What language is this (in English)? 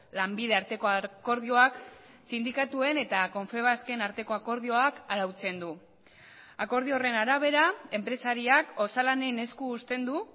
Basque